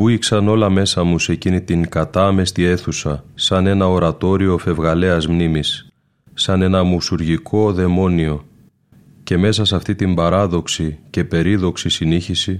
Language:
Greek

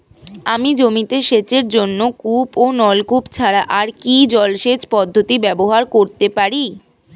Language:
Bangla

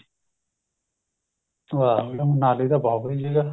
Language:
Punjabi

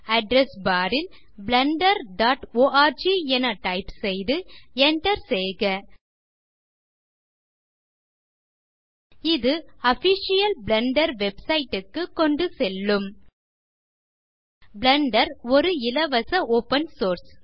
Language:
Tamil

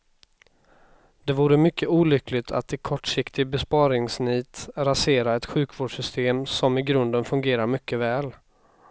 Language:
Swedish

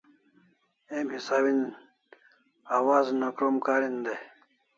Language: Kalasha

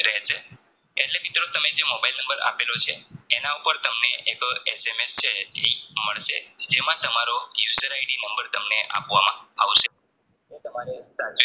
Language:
Gujarati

